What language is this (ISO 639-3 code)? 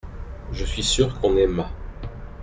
fra